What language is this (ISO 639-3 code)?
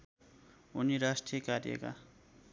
nep